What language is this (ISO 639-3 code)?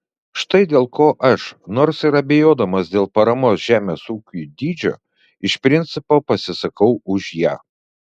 lit